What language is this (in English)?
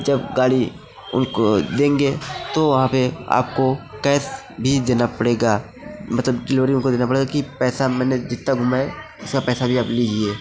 Hindi